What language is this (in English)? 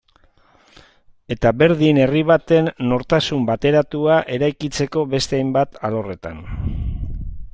Basque